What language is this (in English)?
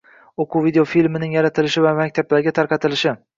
Uzbek